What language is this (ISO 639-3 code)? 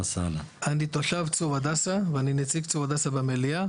heb